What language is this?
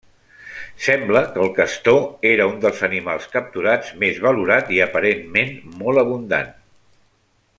Catalan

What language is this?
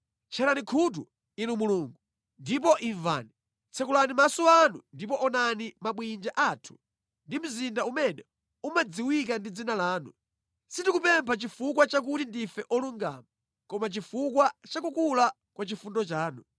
Nyanja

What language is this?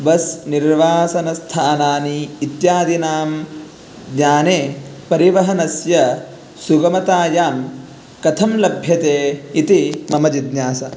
Sanskrit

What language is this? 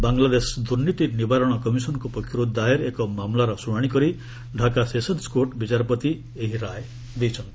Odia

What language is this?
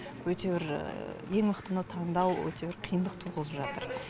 Kazakh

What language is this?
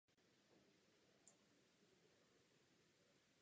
Czech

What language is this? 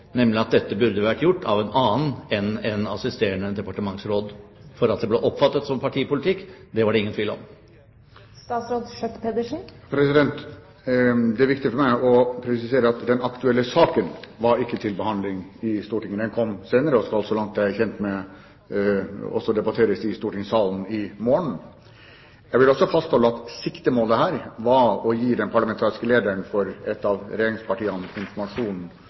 Norwegian Bokmål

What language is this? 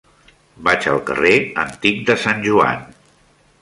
Catalan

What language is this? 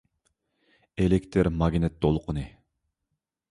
Uyghur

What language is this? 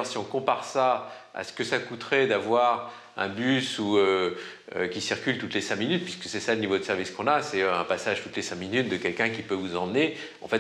French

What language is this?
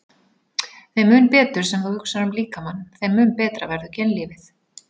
Icelandic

